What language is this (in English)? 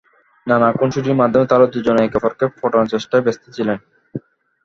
Bangla